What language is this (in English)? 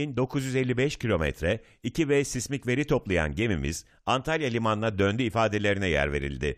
Turkish